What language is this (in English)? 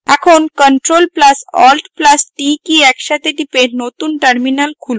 Bangla